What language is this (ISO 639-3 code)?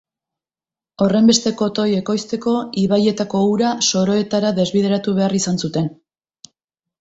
eus